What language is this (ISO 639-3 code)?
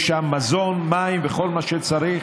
heb